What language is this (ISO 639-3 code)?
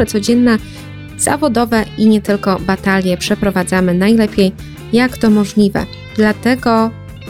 pol